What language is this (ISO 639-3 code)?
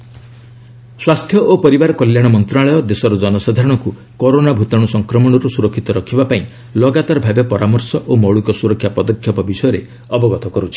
ori